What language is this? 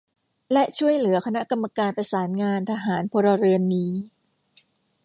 Thai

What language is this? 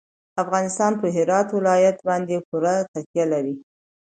Pashto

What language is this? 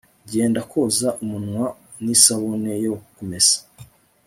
Kinyarwanda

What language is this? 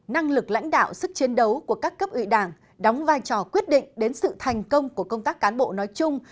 Vietnamese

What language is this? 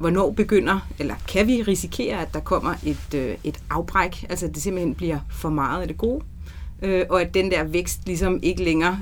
Danish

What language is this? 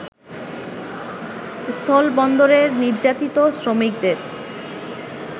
Bangla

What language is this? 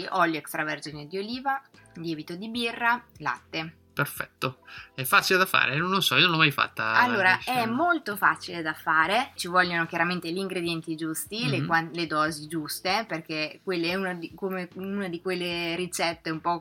Italian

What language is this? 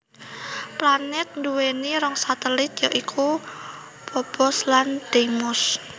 Javanese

